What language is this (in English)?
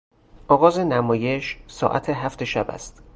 Persian